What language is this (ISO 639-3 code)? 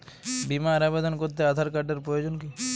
ben